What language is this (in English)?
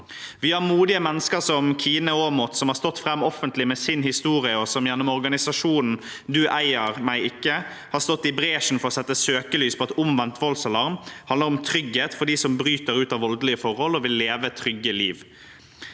Norwegian